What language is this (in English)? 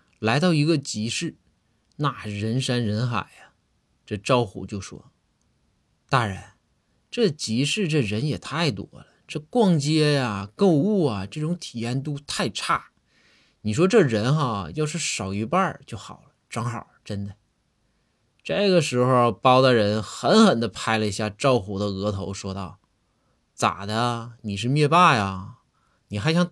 Chinese